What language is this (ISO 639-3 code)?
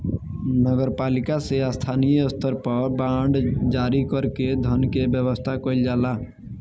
bho